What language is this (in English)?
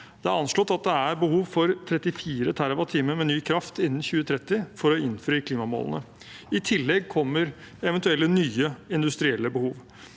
Norwegian